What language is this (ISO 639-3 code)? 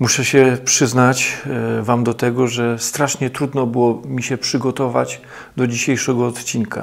pol